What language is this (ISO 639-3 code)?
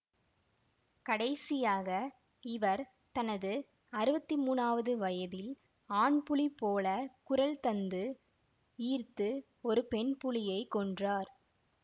tam